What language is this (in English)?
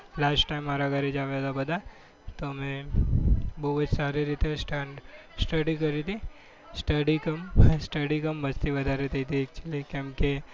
Gujarati